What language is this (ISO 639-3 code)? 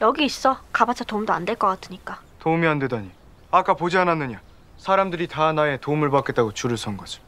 kor